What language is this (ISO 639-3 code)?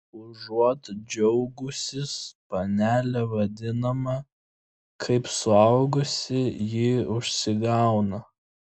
lit